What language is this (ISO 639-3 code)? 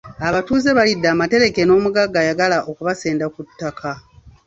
lug